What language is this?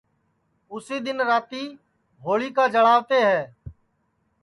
Sansi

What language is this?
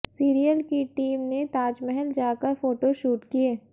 Hindi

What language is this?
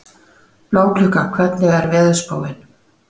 Icelandic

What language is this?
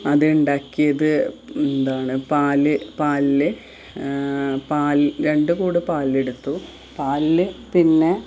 Malayalam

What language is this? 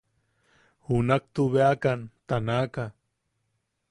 Yaqui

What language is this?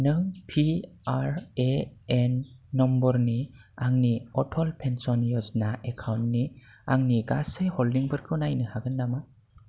Bodo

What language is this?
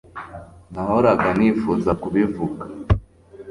Kinyarwanda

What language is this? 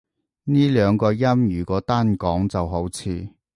Cantonese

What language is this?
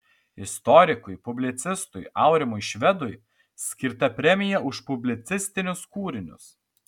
Lithuanian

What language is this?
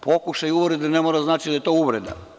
Serbian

